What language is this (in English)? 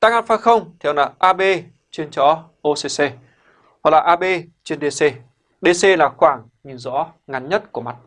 Vietnamese